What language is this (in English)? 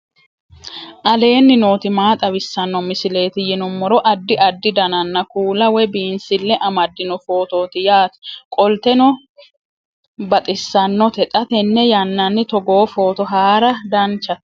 Sidamo